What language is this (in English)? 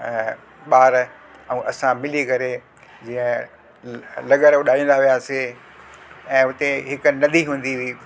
Sindhi